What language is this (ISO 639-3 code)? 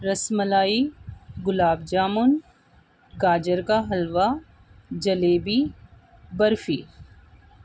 urd